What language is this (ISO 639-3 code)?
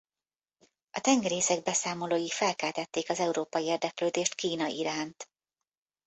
hun